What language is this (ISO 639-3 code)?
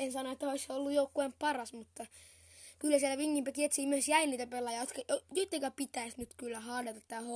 fin